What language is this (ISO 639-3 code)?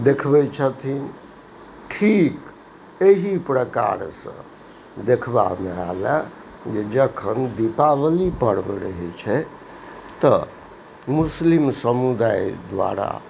mai